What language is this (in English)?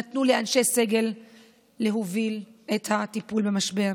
Hebrew